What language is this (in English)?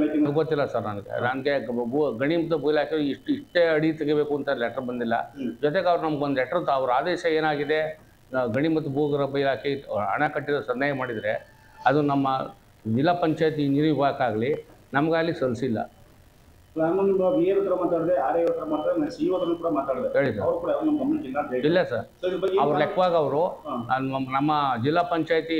Kannada